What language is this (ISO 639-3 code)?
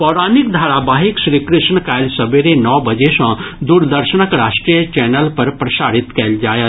mai